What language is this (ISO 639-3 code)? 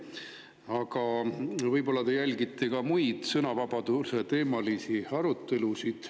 est